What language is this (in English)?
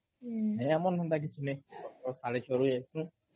Odia